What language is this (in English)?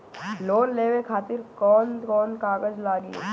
Bhojpuri